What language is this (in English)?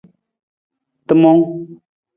Nawdm